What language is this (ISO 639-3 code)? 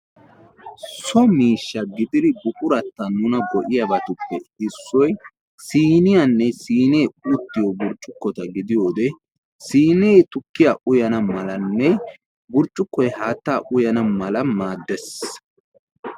wal